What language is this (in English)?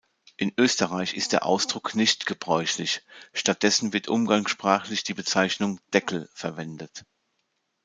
German